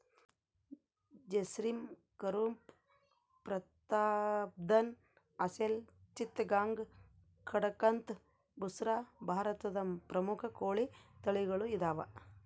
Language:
Kannada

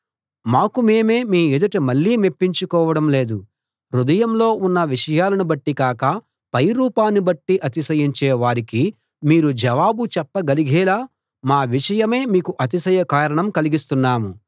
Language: Telugu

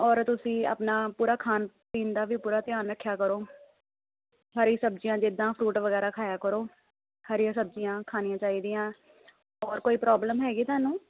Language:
Punjabi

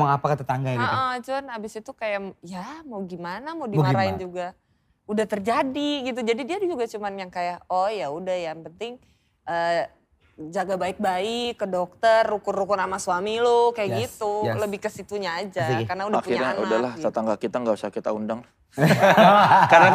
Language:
Indonesian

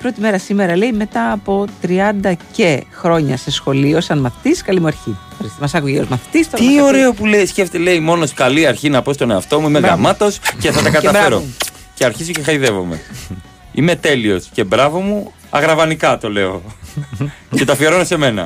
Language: Greek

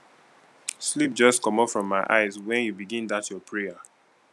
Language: Nigerian Pidgin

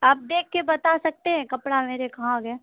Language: Urdu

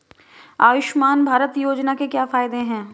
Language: Hindi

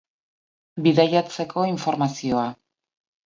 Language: Basque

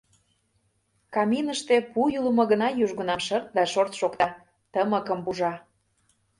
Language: Mari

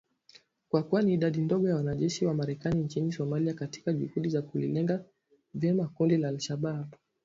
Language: Swahili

